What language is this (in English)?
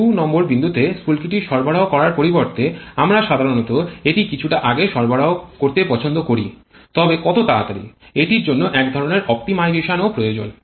Bangla